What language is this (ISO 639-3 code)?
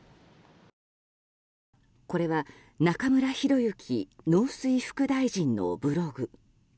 jpn